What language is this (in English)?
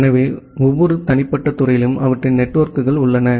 Tamil